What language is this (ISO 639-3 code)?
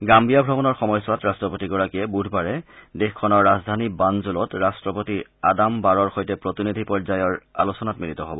asm